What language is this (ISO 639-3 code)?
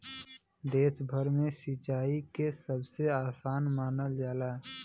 bho